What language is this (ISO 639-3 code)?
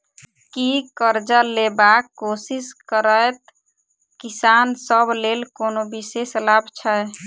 mai